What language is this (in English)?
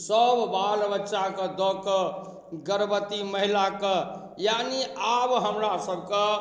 Maithili